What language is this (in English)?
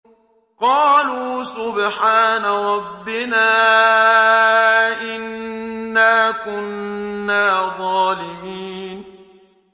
Arabic